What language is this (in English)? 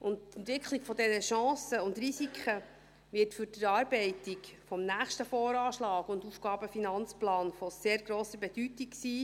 Swiss German